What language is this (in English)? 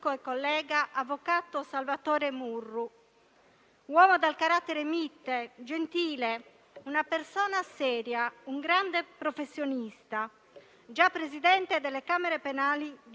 Italian